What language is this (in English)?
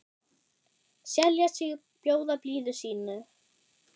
Icelandic